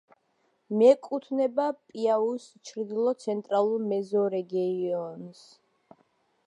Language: Georgian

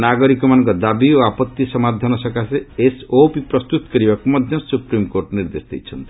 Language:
Odia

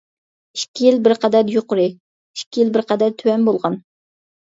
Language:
Uyghur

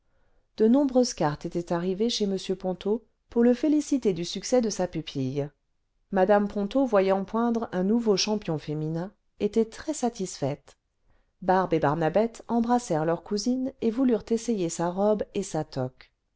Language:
French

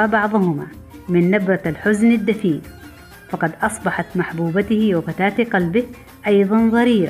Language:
Arabic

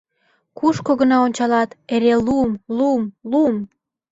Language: Mari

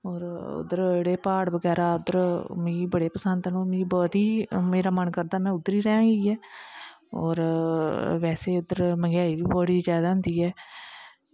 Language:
Dogri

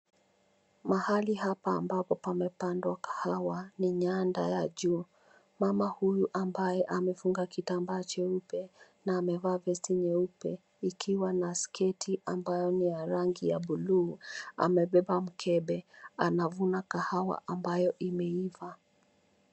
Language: Swahili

